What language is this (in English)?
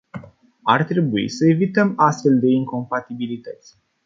Romanian